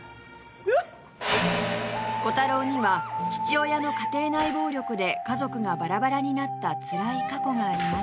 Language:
Japanese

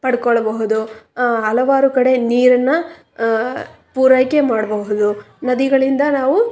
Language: Kannada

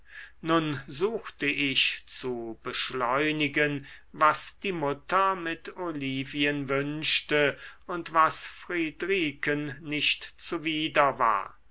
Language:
German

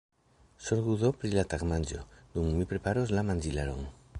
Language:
Esperanto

